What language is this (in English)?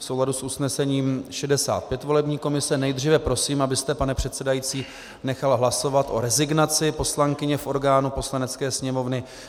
Czech